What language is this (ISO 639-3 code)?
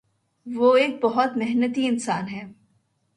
urd